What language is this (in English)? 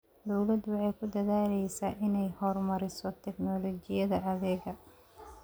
Somali